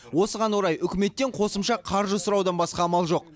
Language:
Kazakh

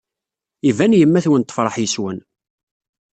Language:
Kabyle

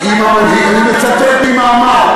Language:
Hebrew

